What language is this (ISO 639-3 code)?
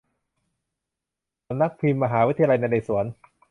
tha